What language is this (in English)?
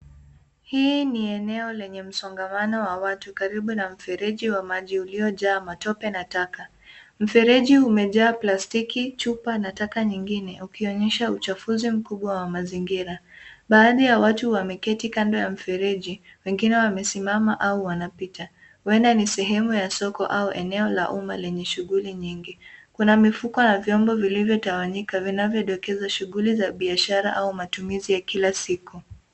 Swahili